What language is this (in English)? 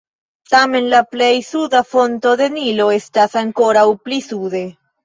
Esperanto